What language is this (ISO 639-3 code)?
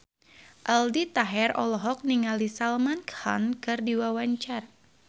sun